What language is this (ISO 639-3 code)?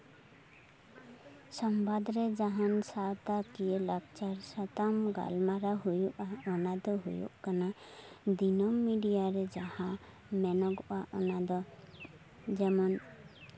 sat